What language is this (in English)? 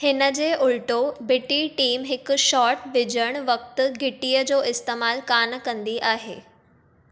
Sindhi